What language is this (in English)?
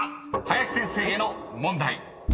Japanese